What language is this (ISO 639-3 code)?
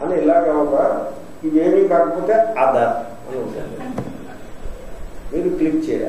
ell